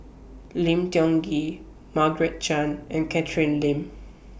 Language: English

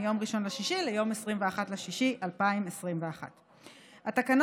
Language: Hebrew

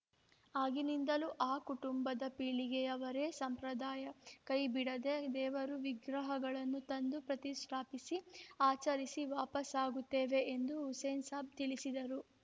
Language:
Kannada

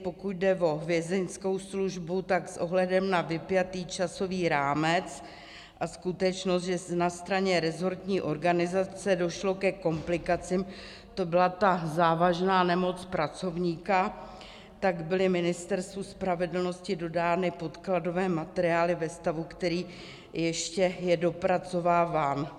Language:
Czech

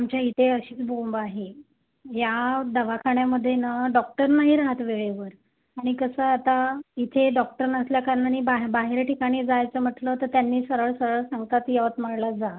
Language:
Marathi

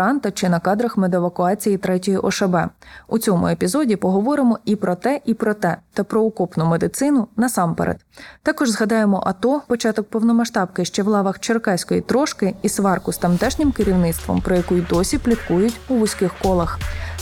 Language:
Ukrainian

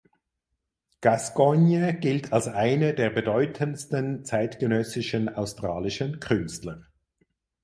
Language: German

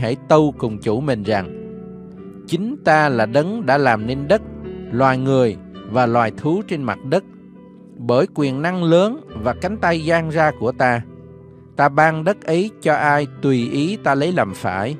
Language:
Vietnamese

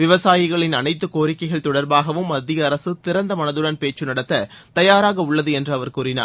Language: Tamil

